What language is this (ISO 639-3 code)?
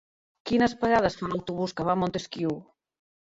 cat